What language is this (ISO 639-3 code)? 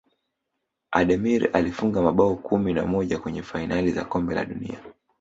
swa